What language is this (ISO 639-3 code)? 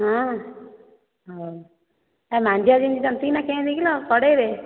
ori